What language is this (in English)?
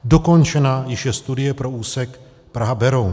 Czech